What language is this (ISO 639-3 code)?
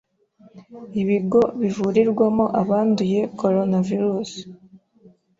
kin